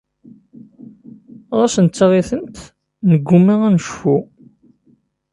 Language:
Kabyle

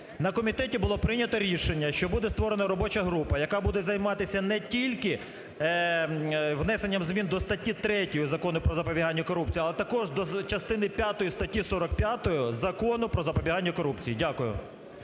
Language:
Ukrainian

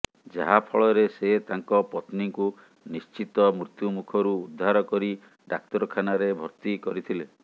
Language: Odia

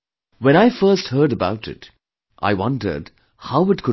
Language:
English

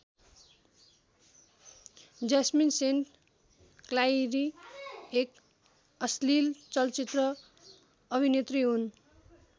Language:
Nepali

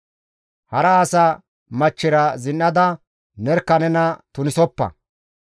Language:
Gamo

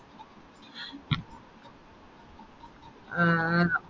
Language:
Malayalam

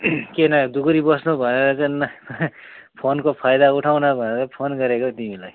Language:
Nepali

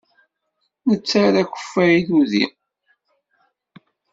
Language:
Kabyle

